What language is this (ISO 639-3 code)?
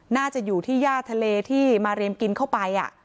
tha